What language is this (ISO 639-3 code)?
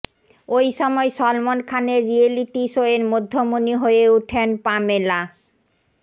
ben